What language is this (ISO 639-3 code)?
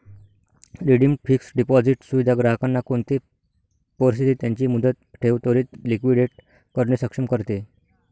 mar